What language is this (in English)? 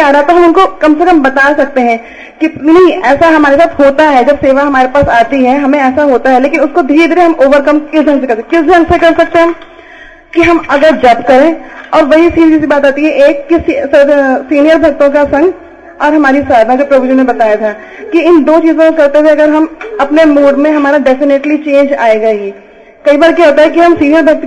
Hindi